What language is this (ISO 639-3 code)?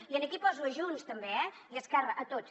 cat